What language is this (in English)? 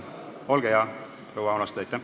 Estonian